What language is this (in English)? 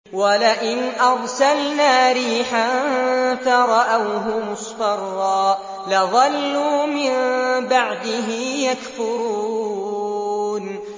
Arabic